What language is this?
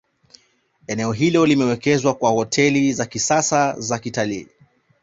Swahili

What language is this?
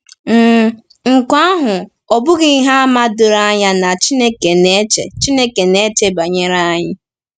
Igbo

